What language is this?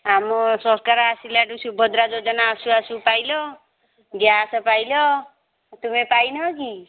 Odia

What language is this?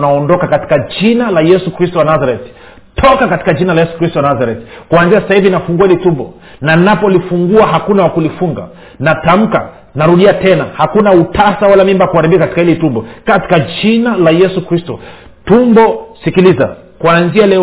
Swahili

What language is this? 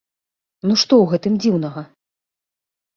Belarusian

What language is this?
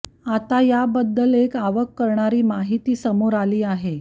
Marathi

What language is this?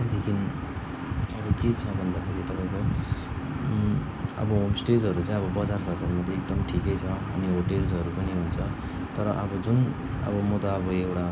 Nepali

